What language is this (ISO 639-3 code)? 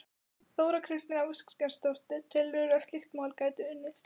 isl